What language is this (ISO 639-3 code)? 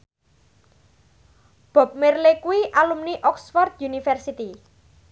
jav